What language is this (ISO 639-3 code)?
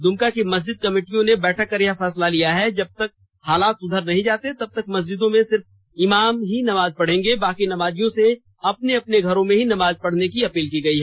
hin